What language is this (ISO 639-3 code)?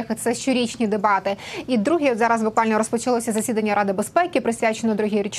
ukr